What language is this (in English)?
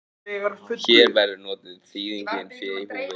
Icelandic